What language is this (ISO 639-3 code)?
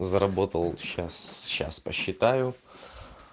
rus